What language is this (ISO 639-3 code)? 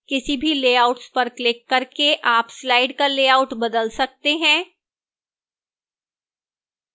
hin